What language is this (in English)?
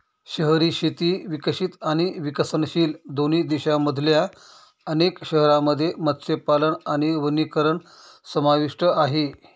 Marathi